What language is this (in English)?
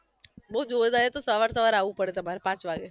Gujarati